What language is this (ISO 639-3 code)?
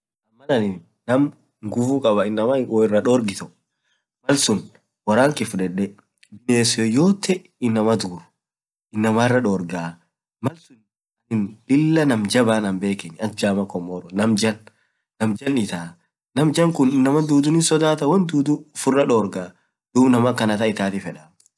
orc